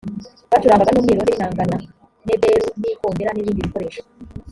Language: Kinyarwanda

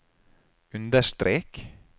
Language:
Norwegian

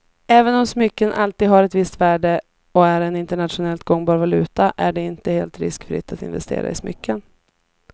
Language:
Swedish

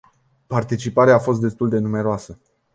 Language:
Romanian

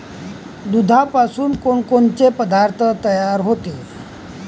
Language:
Marathi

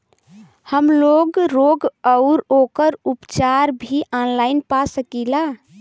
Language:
Bhojpuri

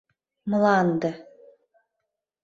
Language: Mari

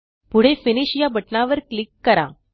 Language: Marathi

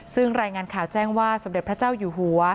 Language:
Thai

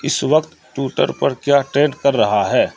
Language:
Urdu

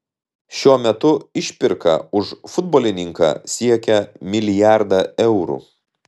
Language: Lithuanian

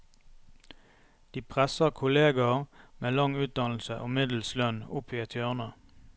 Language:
Norwegian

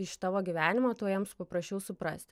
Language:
Lithuanian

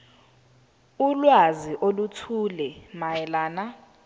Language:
Zulu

